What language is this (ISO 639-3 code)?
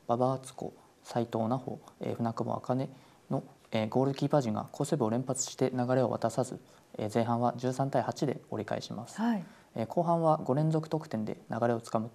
jpn